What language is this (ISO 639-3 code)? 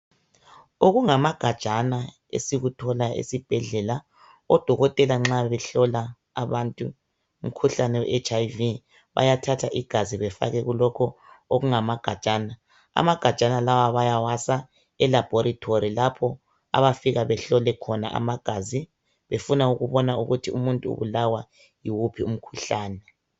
nde